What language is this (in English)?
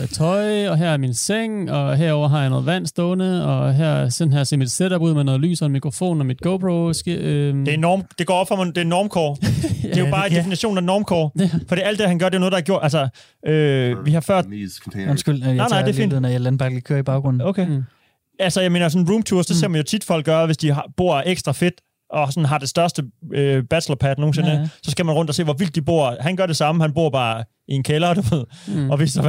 Danish